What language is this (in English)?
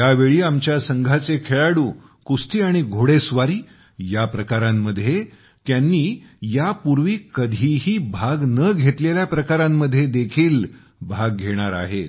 Marathi